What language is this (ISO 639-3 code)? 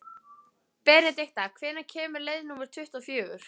isl